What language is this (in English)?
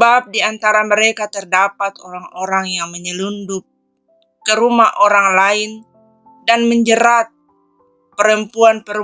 Indonesian